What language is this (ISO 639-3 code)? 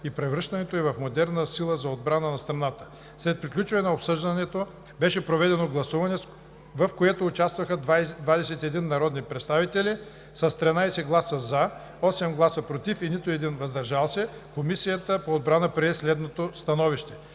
bul